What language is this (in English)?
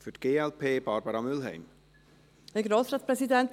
Swiss German